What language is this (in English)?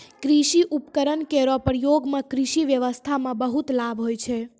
Maithili